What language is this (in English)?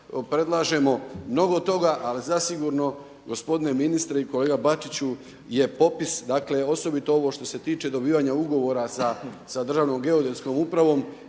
Croatian